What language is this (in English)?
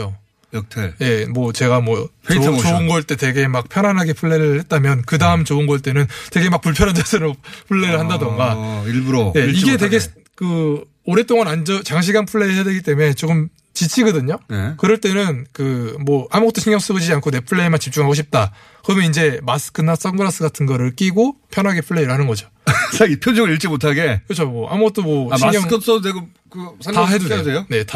Korean